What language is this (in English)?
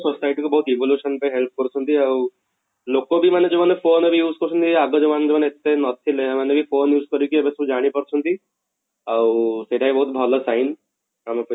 Odia